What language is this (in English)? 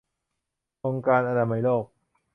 Thai